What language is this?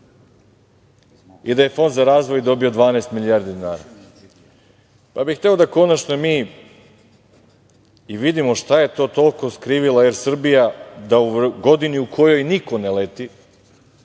Serbian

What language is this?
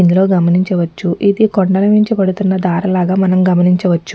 Telugu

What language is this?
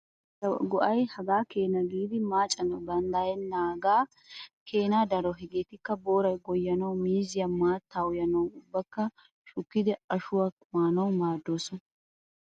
Wolaytta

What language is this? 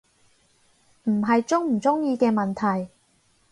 Cantonese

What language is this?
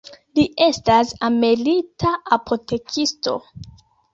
Esperanto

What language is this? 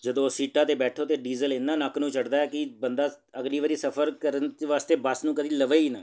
Punjabi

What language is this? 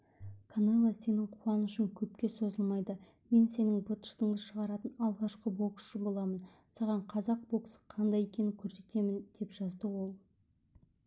Kazakh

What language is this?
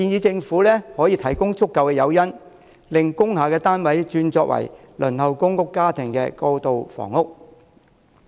Cantonese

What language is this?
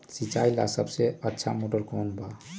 Magahi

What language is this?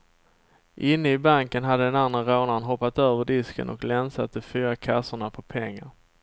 Swedish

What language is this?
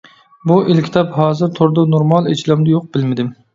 Uyghur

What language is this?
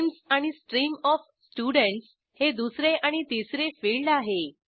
Marathi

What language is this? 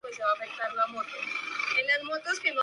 Spanish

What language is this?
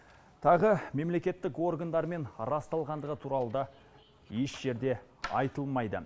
Kazakh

